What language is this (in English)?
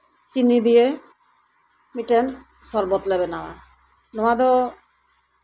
Santali